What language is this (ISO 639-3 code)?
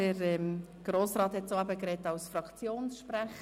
gsw